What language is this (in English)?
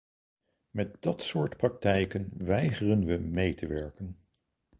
Dutch